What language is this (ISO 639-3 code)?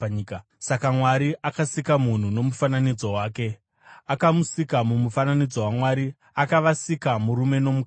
sna